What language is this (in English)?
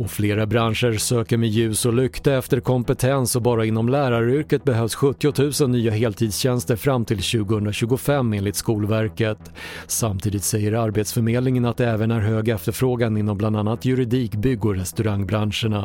Swedish